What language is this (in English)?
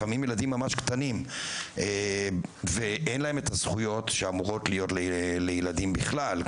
Hebrew